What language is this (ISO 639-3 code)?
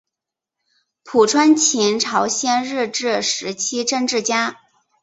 zho